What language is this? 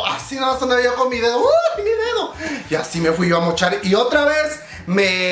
Spanish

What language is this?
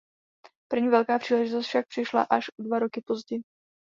Czech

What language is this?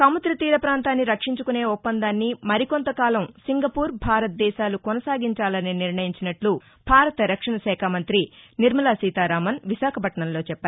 Telugu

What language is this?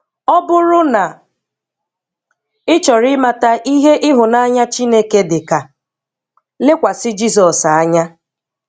Igbo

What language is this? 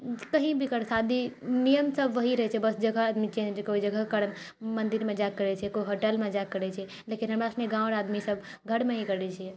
Maithili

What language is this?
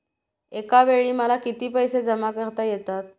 Marathi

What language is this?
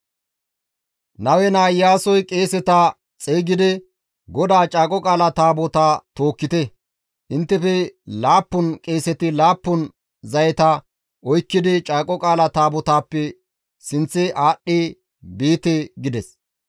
Gamo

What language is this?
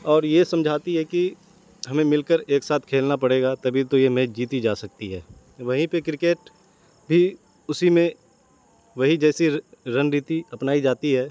Urdu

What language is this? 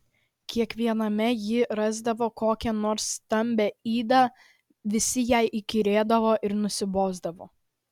Lithuanian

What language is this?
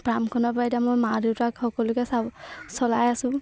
Assamese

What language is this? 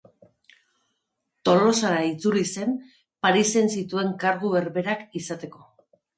Basque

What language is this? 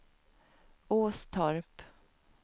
Swedish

